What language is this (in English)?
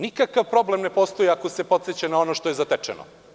Serbian